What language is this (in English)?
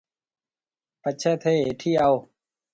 Marwari (Pakistan)